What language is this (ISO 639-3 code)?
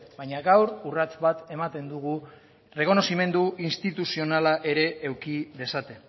eus